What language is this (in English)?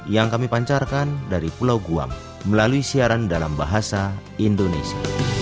Indonesian